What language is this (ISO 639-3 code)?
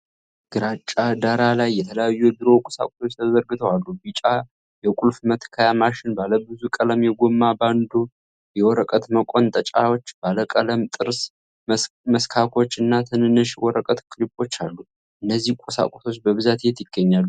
amh